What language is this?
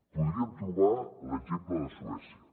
Catalan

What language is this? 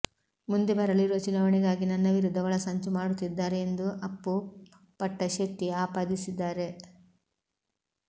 Kannada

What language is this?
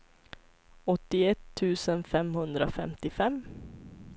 Swedish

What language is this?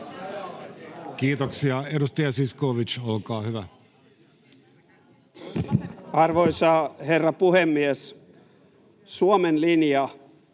Finnish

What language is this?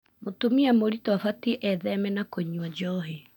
Kikuyu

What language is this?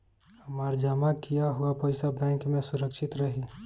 Bhojpuri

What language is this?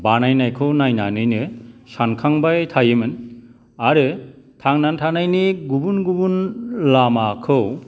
Bodo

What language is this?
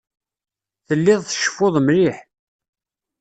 Kabyle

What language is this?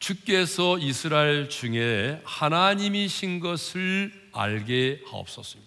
Korean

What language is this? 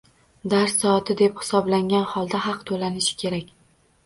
Uzbek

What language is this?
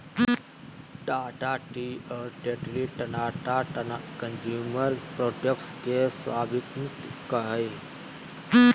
Magahi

